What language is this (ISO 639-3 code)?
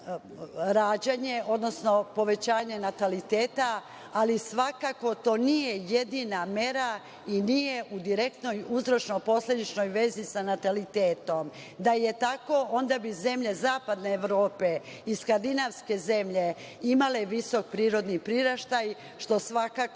srp